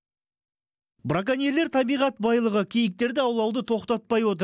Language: Kazakh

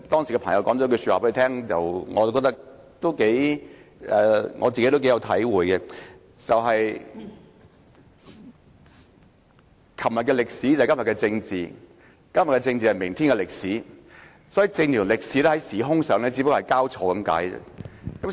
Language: Cantonese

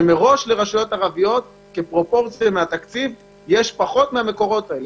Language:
Hebrew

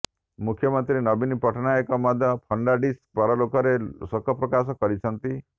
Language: Odia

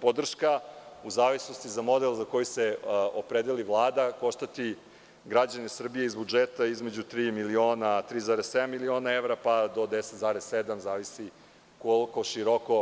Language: Serbian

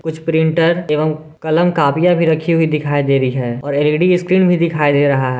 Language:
Hindi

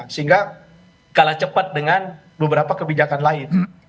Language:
Indonesian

